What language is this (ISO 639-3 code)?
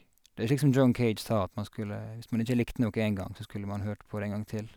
nor